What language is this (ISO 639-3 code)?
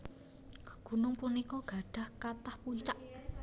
jav